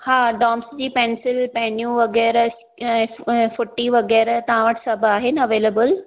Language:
Sindhi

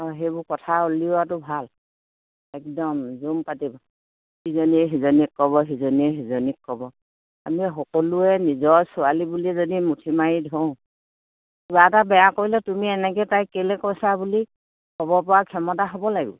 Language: Assamese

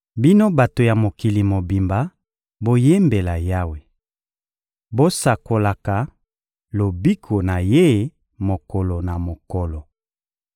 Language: Lingala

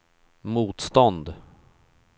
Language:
Swedish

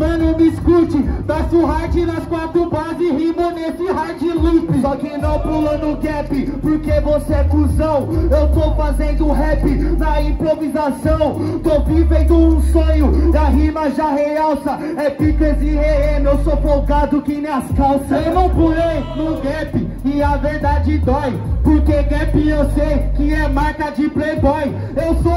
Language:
Portuguese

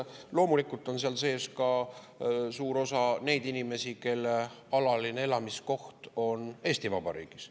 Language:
Estonian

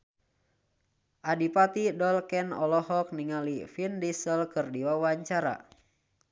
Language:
Sundanese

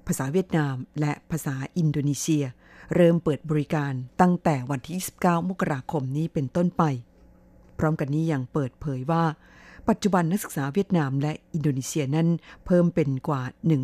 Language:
Thai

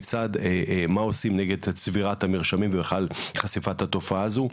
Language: Hebrew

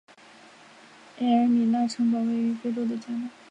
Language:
Chinese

